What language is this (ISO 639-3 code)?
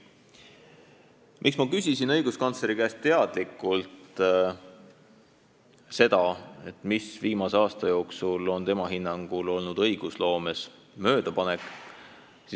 est